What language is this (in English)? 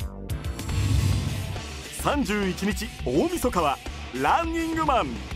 Japanese